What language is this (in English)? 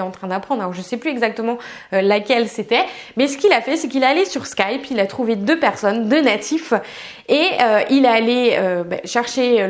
French